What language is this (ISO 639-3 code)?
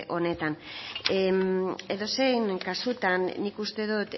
eus